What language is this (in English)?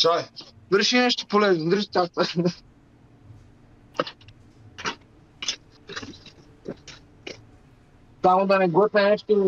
Bulgarian